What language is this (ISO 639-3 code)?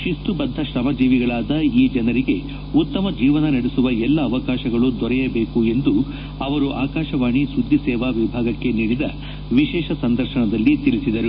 kan